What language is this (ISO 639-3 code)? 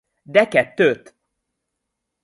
hun